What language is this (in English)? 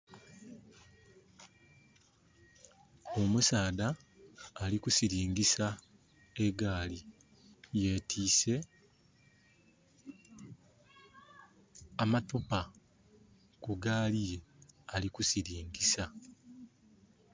Soga